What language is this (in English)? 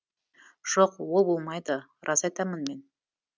Kazakh